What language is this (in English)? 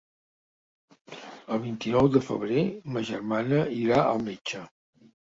Catalan